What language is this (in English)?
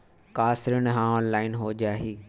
Chhattisgarhi